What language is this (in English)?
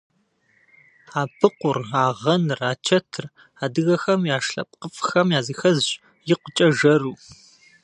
Kabardian